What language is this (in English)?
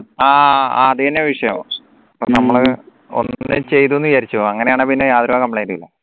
Malayalam